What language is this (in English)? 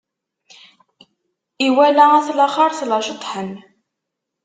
Kabyle